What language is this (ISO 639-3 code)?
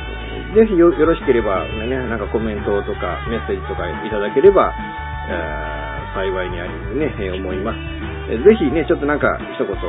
jpn